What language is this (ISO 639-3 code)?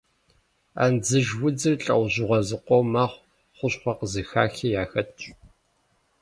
kbd